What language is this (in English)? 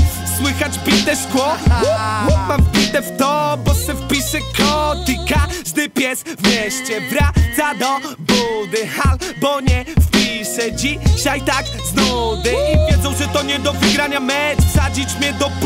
Polish